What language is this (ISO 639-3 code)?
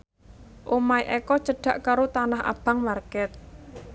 jav